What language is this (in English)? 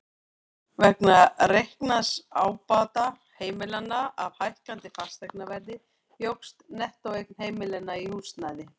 Icelandic